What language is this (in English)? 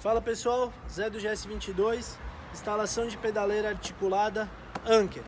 Portuguese